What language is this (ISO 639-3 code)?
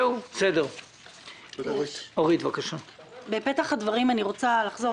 heb